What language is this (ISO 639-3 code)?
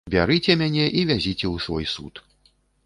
bel